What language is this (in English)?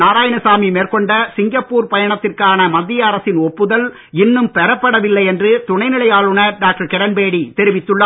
Tamil